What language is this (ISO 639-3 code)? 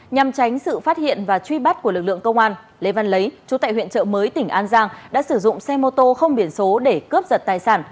vie